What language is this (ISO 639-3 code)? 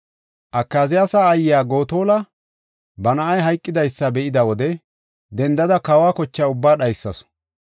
gof